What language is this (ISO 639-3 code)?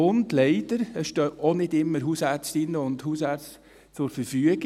gsw